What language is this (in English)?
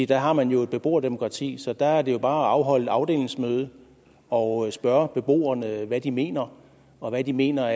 Danish